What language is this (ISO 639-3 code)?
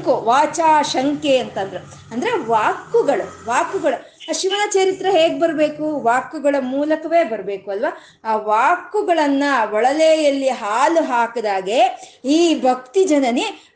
kan